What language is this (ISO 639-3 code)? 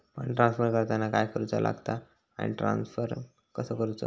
mar